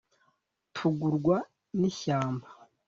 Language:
Kinyarwanda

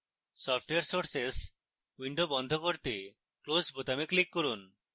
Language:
Bangla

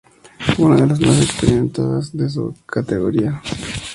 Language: Spanish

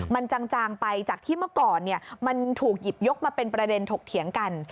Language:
Thai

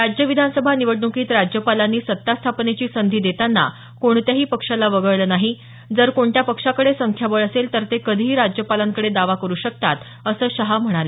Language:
Marathi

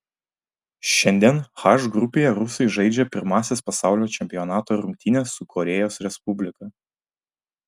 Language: Lithuanian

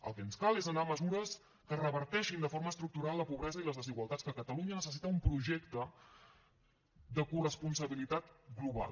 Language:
Catalan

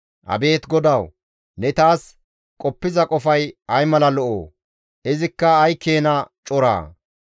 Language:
Gamo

